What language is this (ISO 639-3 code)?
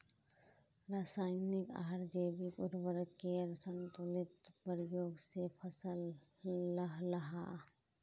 mag